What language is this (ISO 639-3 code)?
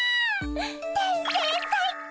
jpn